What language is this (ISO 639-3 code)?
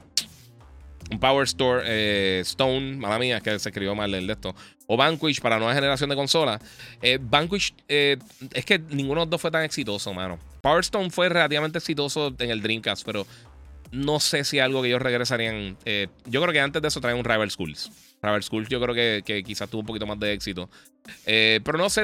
spa